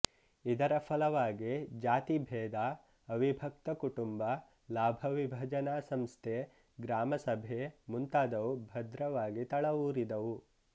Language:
Kannada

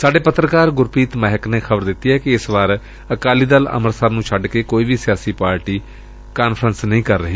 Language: Punjabi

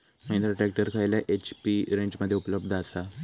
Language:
Marathi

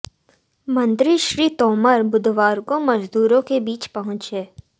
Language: Hindi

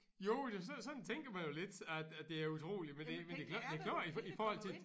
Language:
Danish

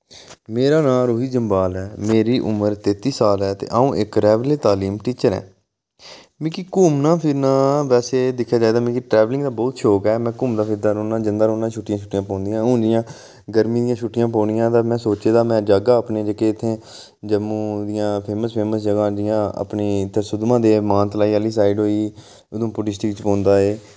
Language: Dogri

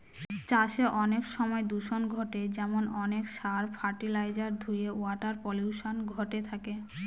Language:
Bangla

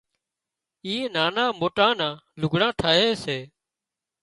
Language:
Wadiyara Koli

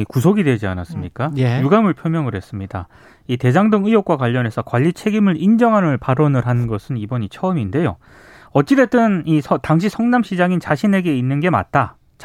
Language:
Korean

